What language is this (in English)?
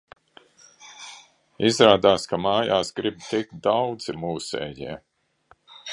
Latvian